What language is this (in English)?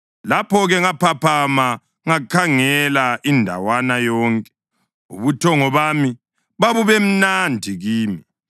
North Ndebele